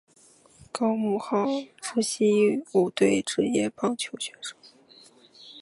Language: Chinese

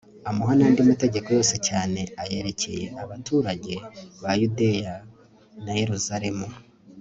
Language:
Kinyarwanda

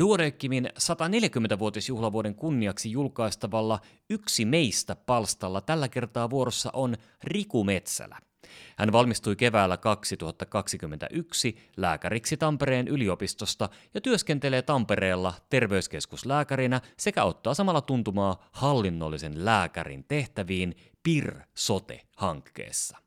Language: Finnish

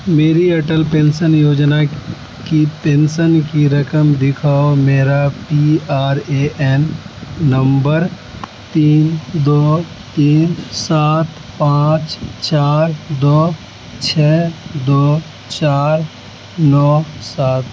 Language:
Urdu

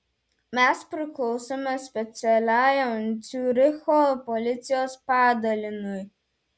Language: Lithuanian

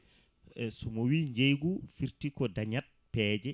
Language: Fula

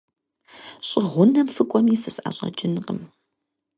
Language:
Kabardian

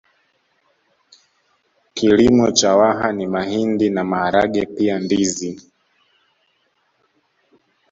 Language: Swahili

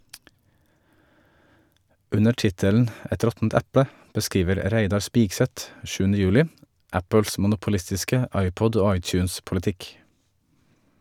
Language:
Norwegian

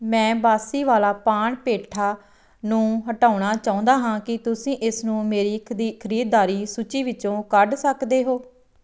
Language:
Punjabi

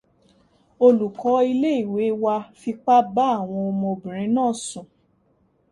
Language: Yoruba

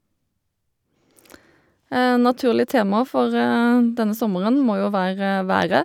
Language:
Norwegian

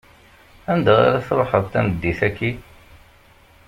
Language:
Kabyle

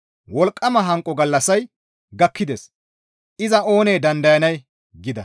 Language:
Gamo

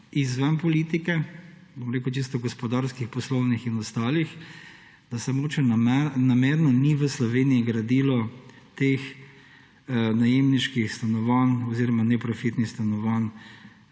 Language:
Slovenian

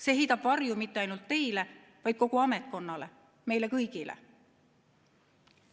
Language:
Estonian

